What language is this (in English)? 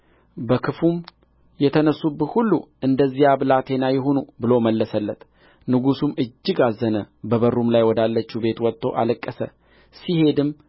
Amharic